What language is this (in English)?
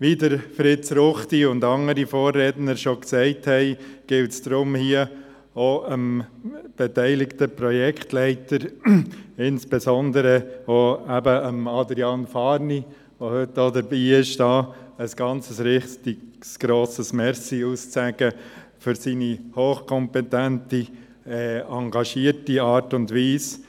Swiss German